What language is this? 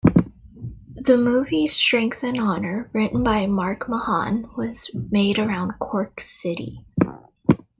English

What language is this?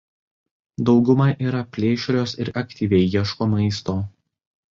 Lithuanian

